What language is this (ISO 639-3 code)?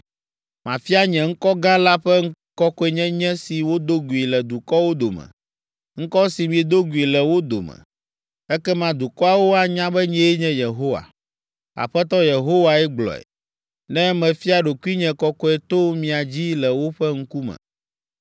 ewe